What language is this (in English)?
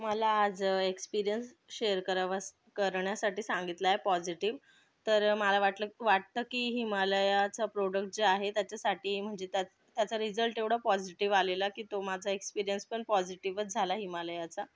Marathi